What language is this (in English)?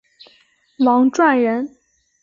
Chinese